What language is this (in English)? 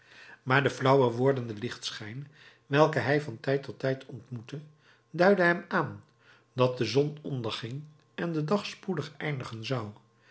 Dutch